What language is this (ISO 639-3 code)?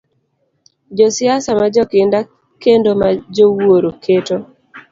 luo